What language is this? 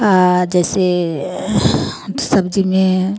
Maithili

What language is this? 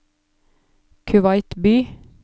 Norwegian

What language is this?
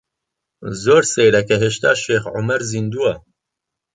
Central Kurdish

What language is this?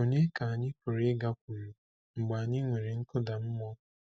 Igbo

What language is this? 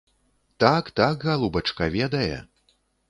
Belarusian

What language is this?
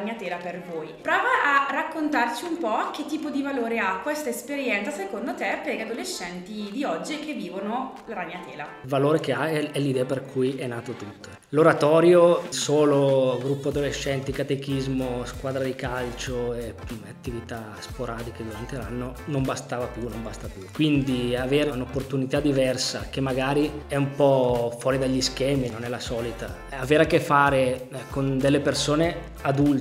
Italian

